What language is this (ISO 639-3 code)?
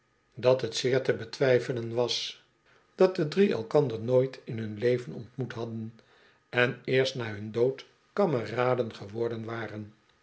nld